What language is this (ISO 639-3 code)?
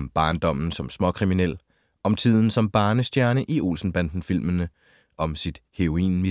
dan